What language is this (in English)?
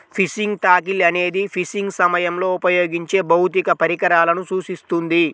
Telugu